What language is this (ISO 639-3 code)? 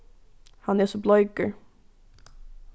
fao